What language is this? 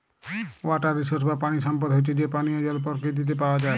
Bangla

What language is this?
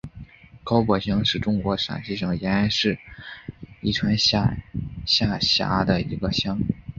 Chinese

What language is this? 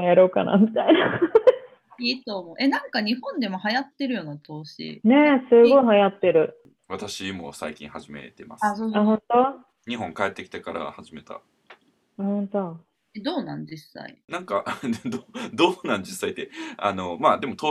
Japanese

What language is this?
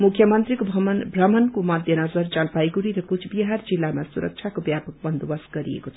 Nepali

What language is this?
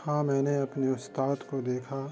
Urdu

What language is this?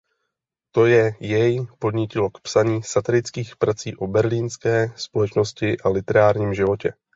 Czech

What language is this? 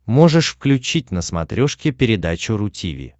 Russian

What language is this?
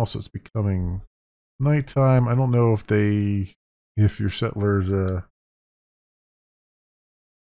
English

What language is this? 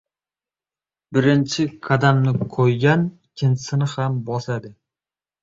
Uzbek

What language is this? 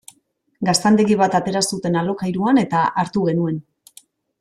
Basque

